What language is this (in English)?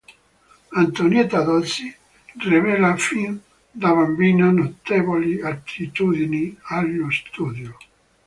Italian